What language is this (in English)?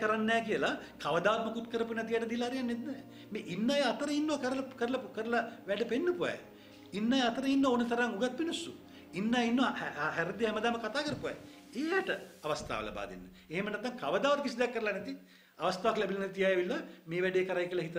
Indonesian